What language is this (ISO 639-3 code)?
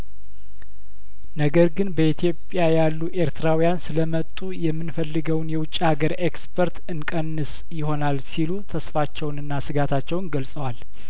amh